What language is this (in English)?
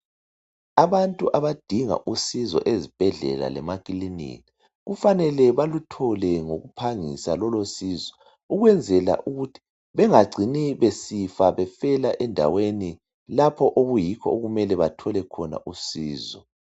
North Ndebele